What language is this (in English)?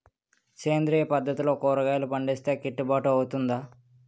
Telugu